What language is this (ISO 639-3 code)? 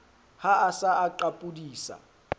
sot